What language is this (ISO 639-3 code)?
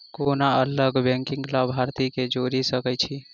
mai